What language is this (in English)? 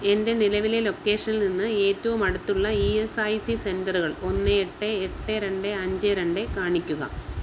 Malayalam